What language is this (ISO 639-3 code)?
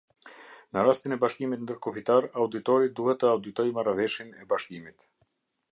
sqi